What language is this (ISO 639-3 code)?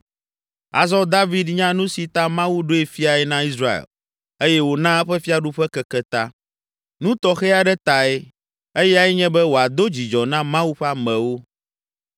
ewe